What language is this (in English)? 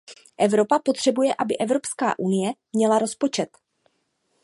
Czech